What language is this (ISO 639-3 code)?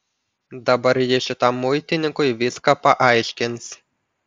lit